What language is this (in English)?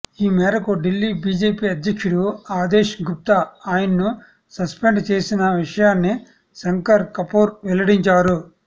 Telugu